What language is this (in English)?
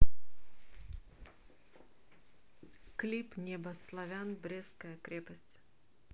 Russian